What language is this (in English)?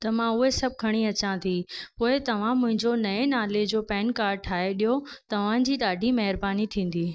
Sindhi